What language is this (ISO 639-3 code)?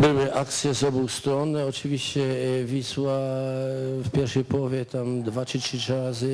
pol